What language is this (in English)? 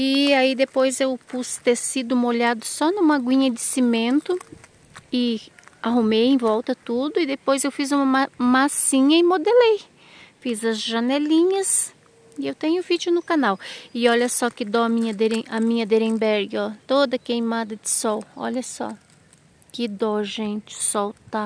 Portuguese